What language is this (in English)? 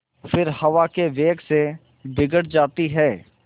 Hindi